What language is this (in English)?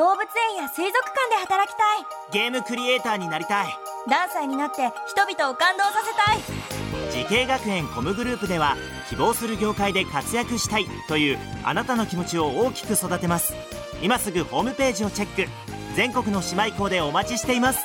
Japanese